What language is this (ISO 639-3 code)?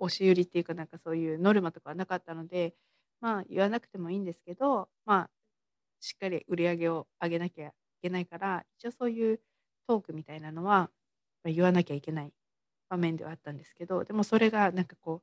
jpn